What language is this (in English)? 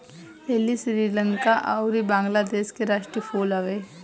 Bhojpuri